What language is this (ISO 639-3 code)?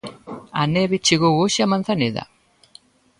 glg